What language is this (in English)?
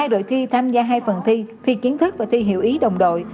Vietnamese